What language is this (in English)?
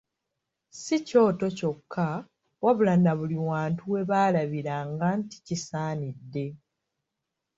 Ganda